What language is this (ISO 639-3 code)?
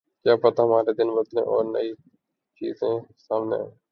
urd